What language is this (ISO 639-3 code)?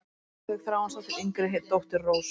isl